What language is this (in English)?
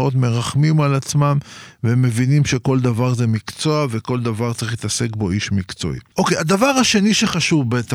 Hebrew